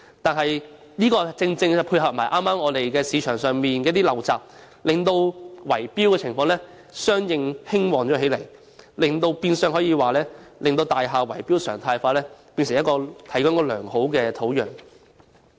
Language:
Cantonese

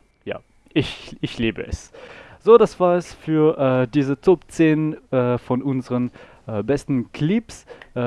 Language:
German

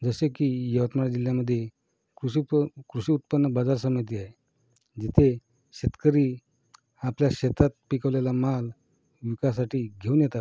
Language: Marathi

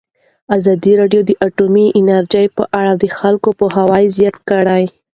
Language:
Pashto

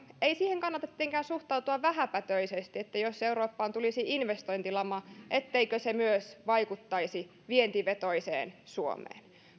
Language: Finnish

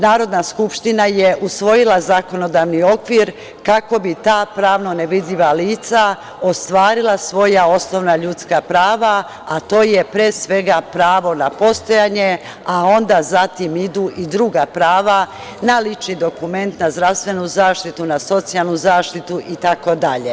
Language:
Serbian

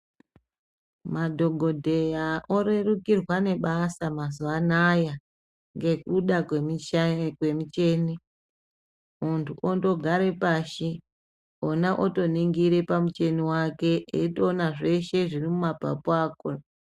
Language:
Ndau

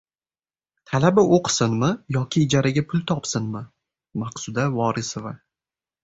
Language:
Uzbek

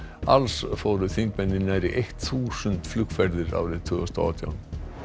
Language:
Icelandic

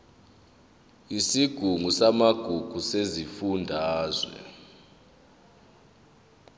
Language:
Zulu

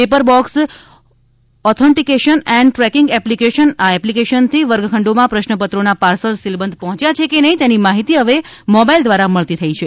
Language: Gujarati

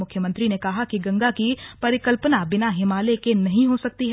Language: Hindi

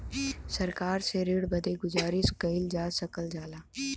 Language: Bhojpuri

